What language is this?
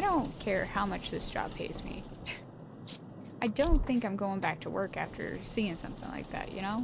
English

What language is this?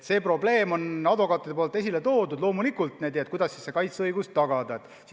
Estonian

